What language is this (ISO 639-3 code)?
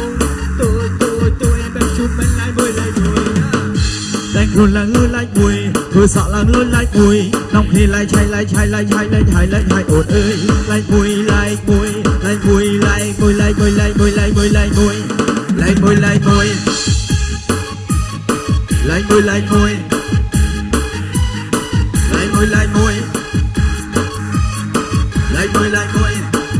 ita